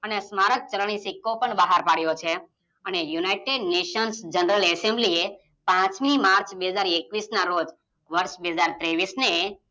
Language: Gujarati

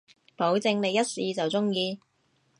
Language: Cantonese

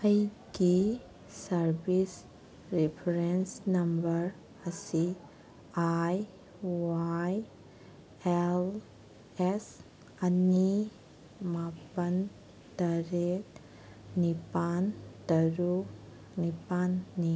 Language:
Manipuri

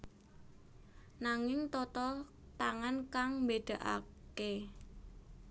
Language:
Javanese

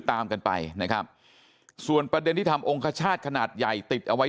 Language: Thai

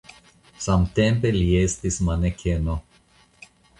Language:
Esperanto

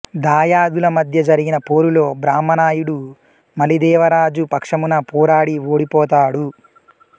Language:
Telugu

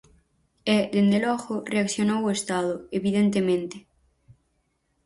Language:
Galician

